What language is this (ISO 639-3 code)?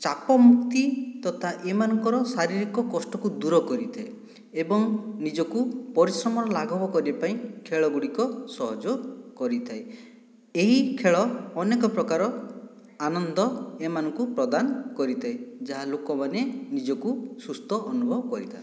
ori